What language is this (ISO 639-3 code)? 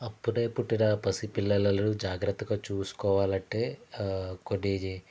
tel